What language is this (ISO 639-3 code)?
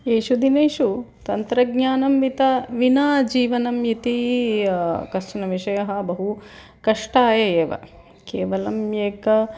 san